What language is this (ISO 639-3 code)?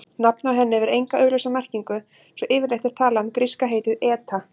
isl